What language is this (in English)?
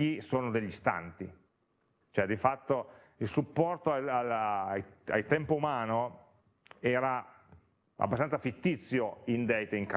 Italian